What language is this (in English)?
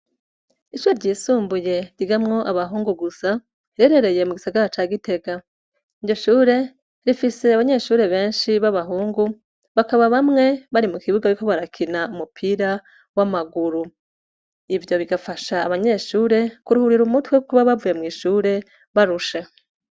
Rundi